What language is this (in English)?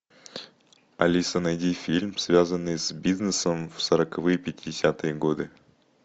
Russian